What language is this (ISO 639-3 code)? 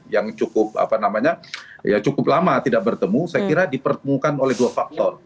ind